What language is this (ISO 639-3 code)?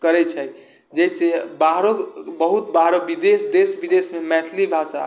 mai